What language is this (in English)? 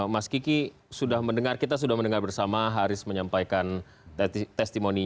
Indonesian